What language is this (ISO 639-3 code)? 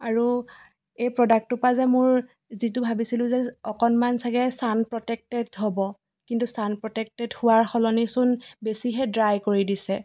asm